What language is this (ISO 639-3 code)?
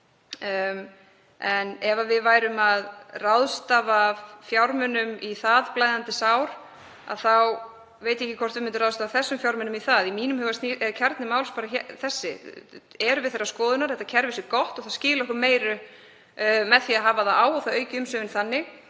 isl